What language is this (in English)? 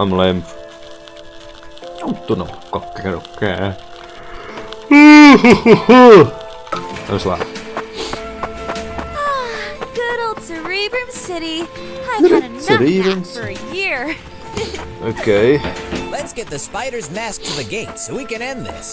Portuguese